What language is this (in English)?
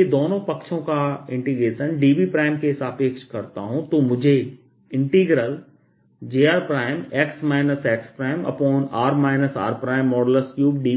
Hindi